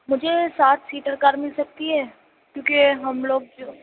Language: Urdu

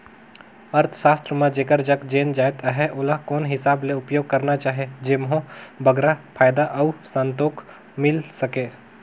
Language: Chhattisgarhi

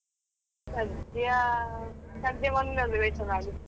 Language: Kannada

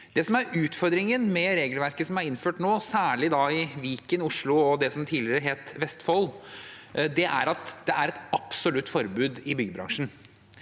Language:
Norwegian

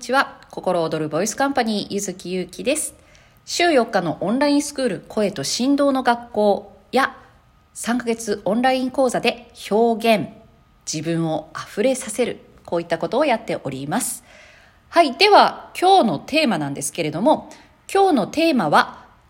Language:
Japanese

